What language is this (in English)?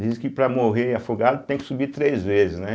Portuguese